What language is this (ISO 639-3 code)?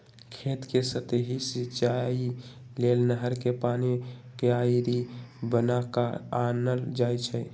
mag